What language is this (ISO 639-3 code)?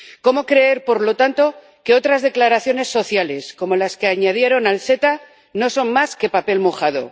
spa